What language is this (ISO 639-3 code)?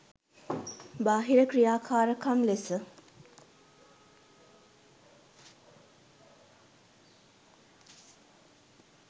sin